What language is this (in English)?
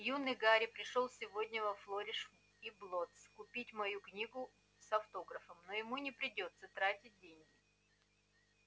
Russian